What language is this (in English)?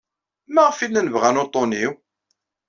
Kabyle